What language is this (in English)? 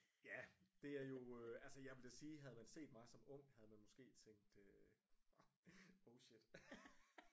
Danish